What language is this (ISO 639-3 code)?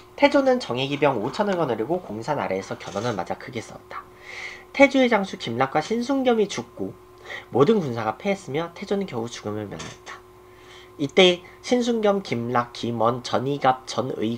kor